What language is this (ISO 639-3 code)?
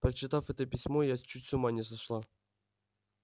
rus